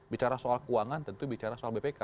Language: Indonesian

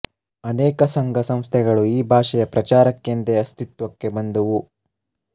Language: Kannada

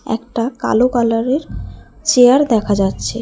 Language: Bangla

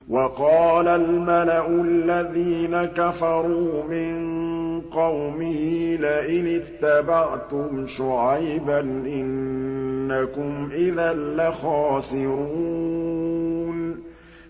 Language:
Arabic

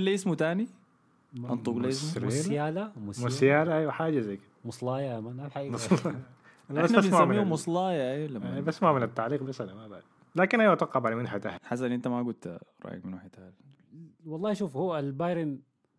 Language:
Arabic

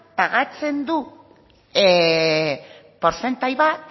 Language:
Basque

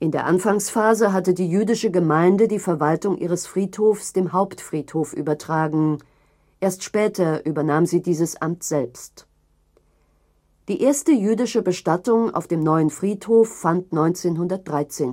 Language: German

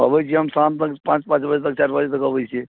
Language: Maithili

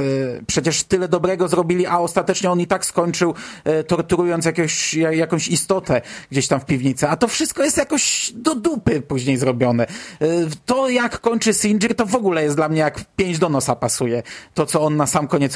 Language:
Polish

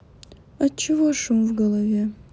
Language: Russian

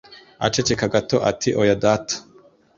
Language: Kinyarwanda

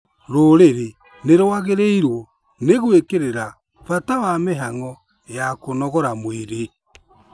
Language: Kikuyu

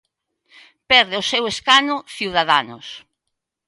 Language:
Galician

